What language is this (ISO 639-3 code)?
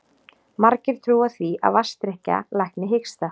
isl